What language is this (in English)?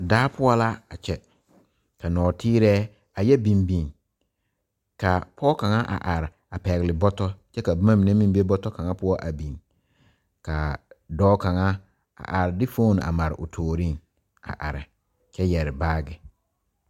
Southern Dagaare